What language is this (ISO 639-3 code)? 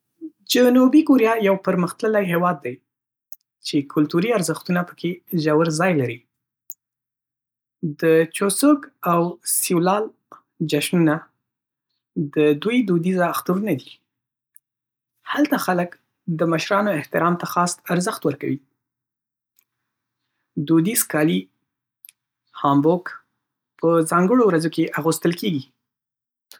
pus